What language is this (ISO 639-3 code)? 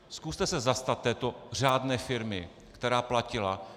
ces